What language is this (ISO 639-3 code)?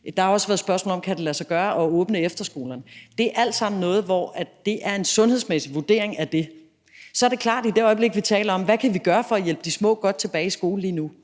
dan